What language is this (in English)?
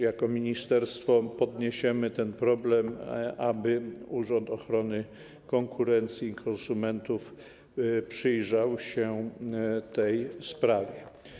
Polish